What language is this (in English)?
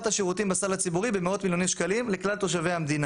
Hebrew